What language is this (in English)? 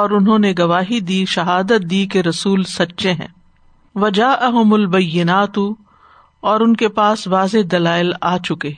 Urdu